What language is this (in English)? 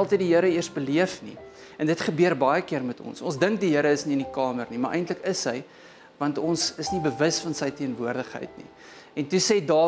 Dutch